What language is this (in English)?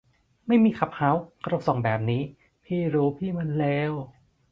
Thai